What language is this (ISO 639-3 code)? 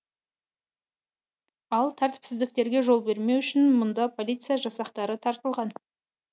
kaz